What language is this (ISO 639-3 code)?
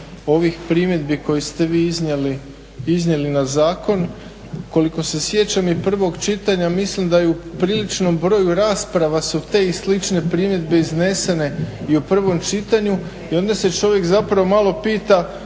hrv